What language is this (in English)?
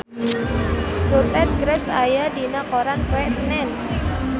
Sundanese